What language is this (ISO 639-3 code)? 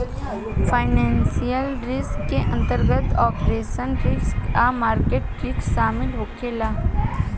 bho